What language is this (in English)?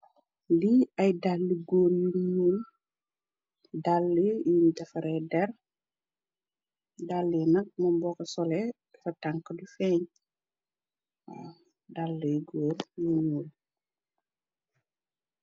Wolof